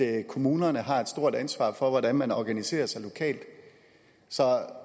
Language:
Danish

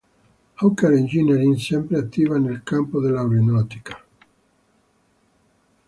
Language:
Italian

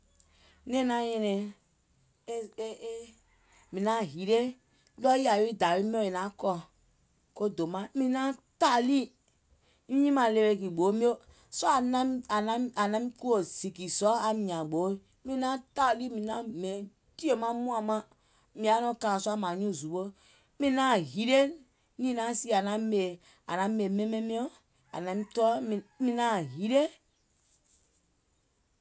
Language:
Gola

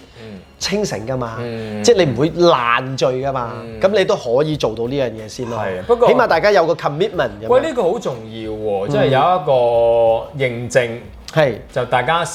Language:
Chinese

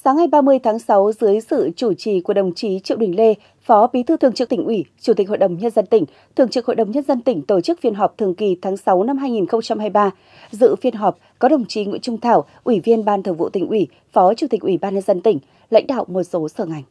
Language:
Vietnamese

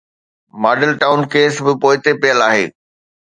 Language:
Sindhi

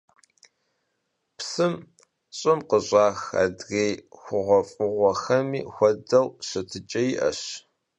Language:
Kabardian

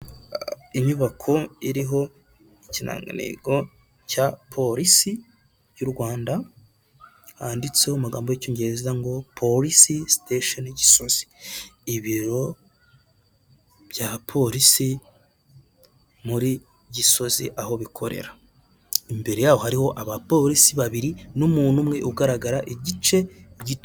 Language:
Kinyarwanda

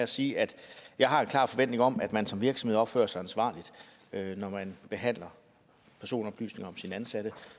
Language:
Danish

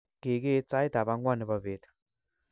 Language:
Kalenjin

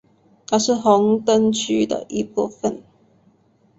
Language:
Chinese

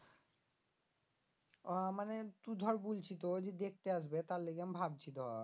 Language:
Bangla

